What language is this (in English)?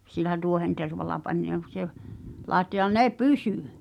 Finnish